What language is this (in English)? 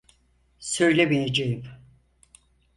Turkish